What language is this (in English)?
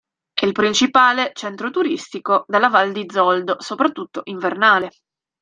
Italian